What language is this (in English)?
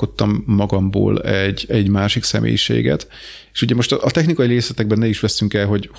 Hungarian